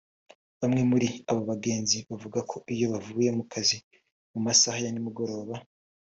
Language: Kinyarwanda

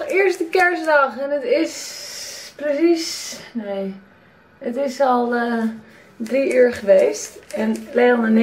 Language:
Dutch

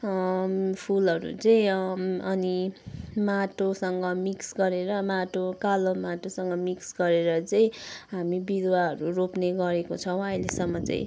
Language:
Nepali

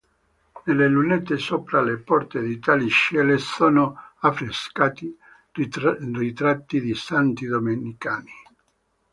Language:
Italian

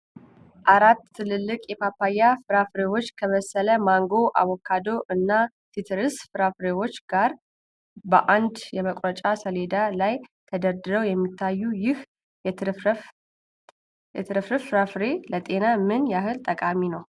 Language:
Amharic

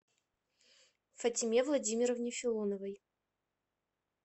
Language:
Russian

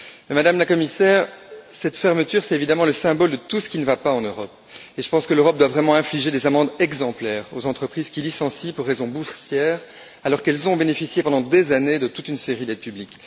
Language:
French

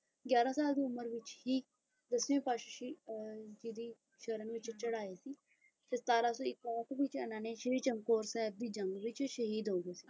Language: Punjabi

